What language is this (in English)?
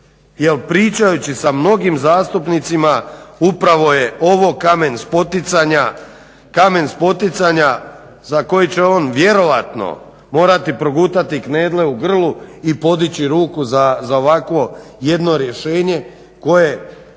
Croatian